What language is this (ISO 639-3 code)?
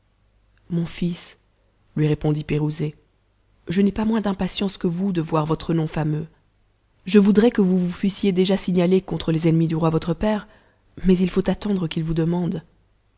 fra